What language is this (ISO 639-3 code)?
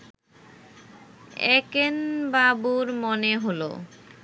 ben